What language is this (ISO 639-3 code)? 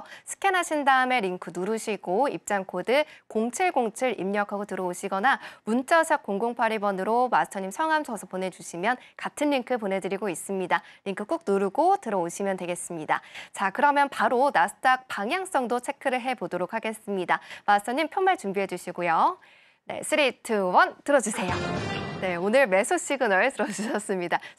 kor